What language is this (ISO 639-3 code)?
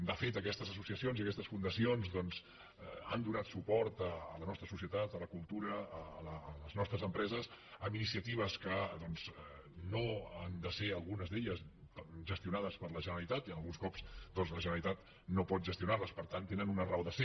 cat